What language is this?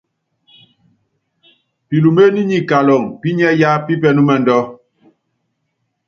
Yangben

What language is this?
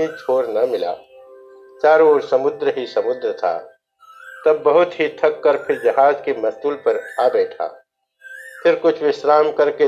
Hindi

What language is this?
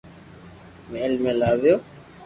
Loarki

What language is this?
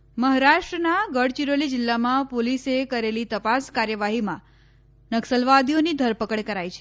Gujarati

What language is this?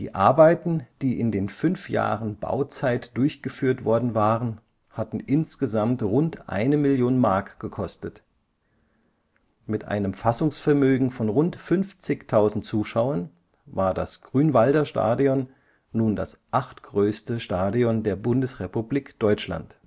German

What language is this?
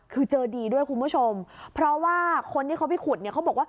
Thai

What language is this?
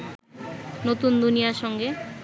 Bangla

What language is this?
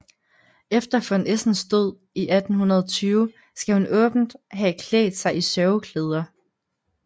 Danish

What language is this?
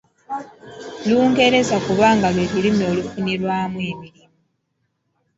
Ganda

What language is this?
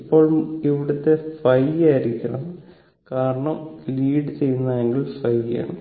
Malayalam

